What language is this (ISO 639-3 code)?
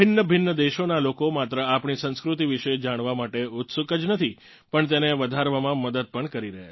guj